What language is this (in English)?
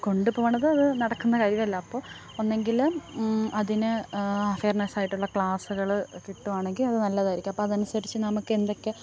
Malayalam